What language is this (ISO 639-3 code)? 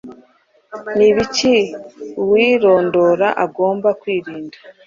kin